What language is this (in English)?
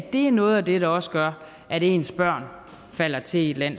Danish